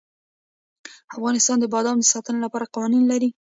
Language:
Pashto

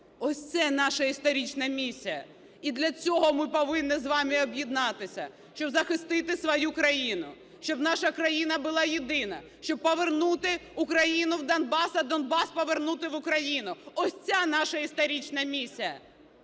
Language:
Ukrainian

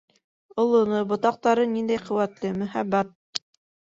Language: Bashkir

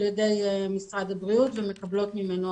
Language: Hebrew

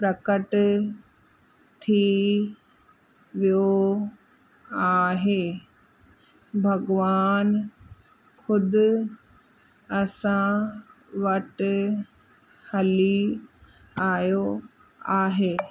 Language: Sindhi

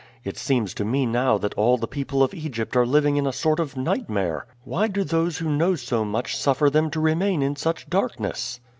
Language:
English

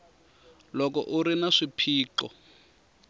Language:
Tsonga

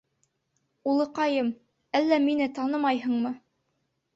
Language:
Bashkir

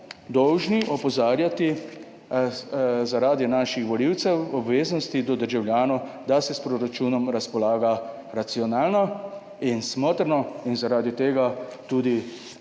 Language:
Slovenian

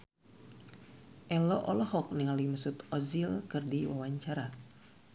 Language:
Sundanese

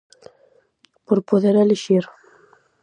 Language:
Galician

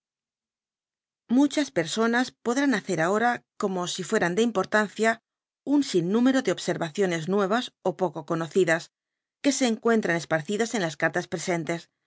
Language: Spanish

